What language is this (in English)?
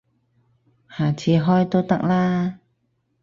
Cantonese